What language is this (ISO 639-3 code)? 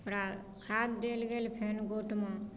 mai